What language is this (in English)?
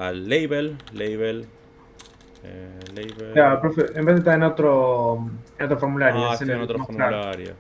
Spanish